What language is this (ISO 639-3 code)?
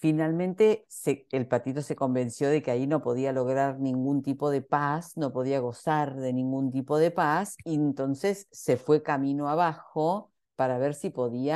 spa